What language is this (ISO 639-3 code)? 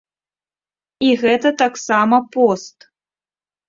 bel